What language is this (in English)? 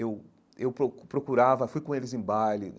Portuguese